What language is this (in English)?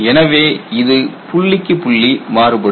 Tamil